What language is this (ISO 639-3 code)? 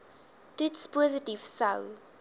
afr